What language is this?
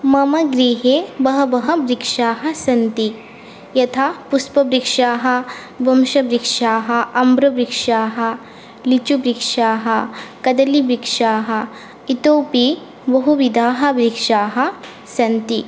Sanskrit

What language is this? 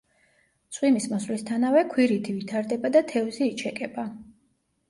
Georgian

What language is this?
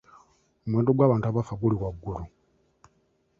Ganda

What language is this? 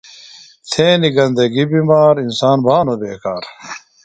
Phalura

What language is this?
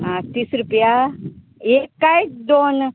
Konkani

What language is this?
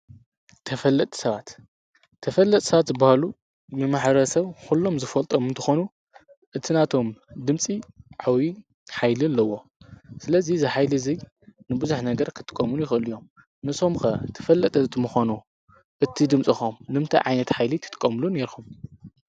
Tigrinya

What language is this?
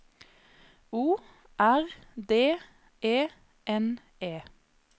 Norwegian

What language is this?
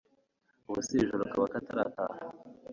Kinyarwanda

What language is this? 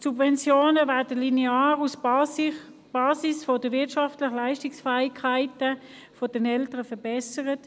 Swiss German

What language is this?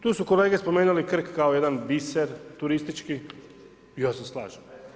Croatian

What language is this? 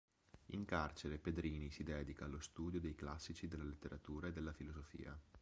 Italian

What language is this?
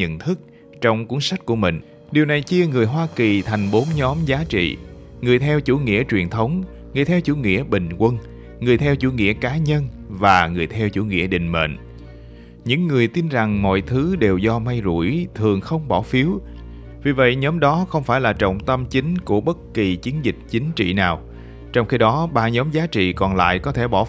Vietnamese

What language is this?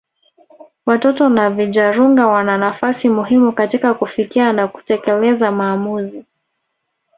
Swahili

